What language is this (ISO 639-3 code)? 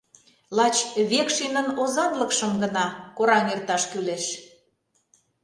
chm